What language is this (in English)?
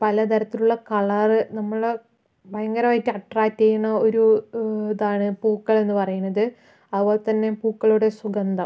Malayalam